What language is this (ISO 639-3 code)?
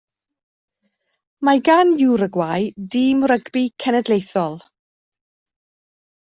cym